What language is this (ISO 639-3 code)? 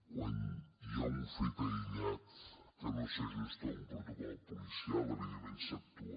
cat